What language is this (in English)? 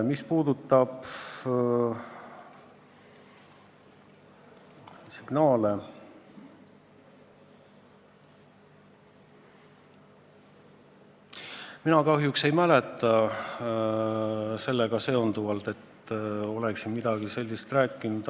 Estonian